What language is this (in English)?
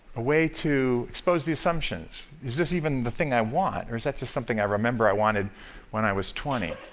English